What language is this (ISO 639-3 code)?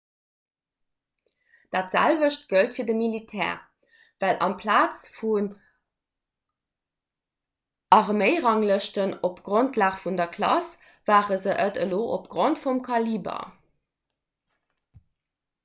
ltz